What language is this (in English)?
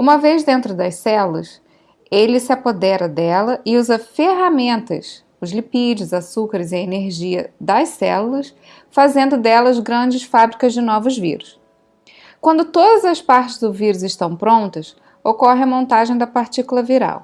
Portuguese